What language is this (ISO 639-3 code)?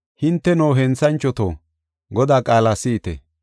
gof